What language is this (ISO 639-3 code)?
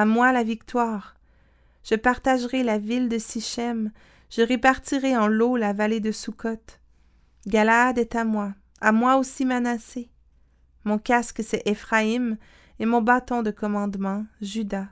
fra